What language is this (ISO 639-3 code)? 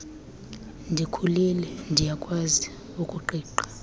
xho